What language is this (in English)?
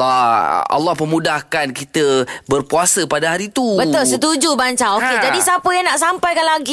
Malay